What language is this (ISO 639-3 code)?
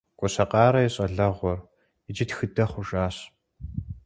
kbd